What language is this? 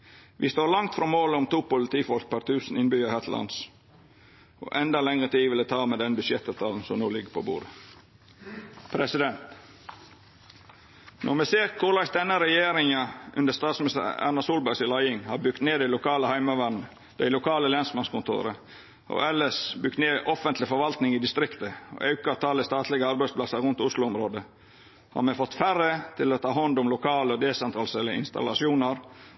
Norwegian Nynorsk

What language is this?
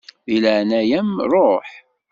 Kabyle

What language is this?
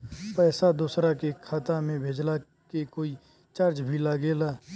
Bhojpuri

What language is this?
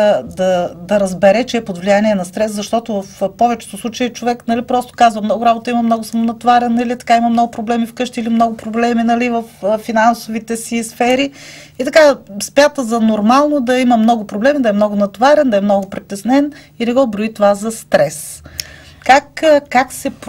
Bulgarian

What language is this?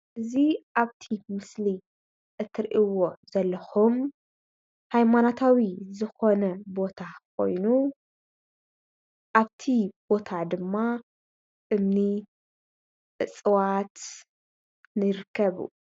Tigrinya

